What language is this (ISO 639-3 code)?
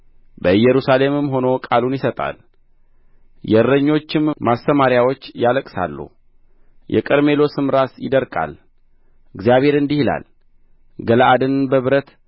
amh